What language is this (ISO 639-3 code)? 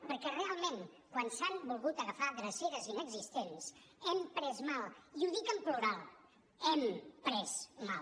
cat